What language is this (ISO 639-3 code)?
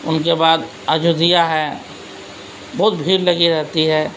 urd